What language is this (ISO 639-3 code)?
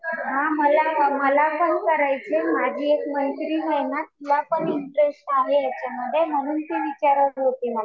mar